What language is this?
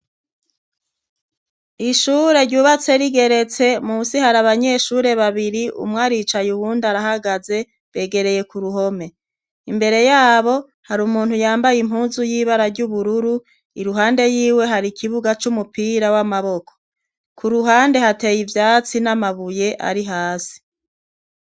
Rundi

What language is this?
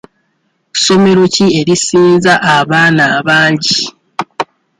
Ganda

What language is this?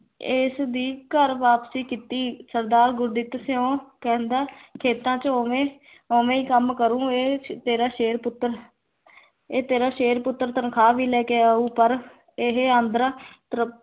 Punjabi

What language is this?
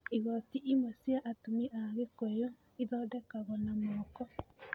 Kikuyu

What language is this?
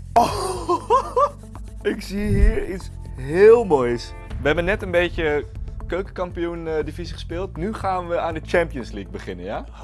Dutch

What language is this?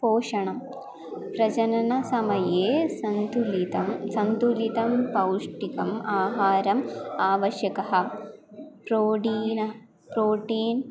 Sanskrit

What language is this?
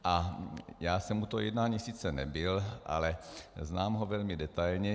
Czech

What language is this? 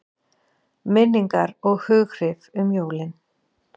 Icelandic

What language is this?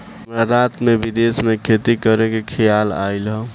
Bhojpuri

